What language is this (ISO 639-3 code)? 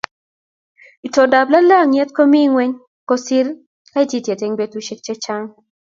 kln